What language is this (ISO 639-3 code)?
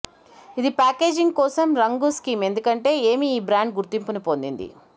tel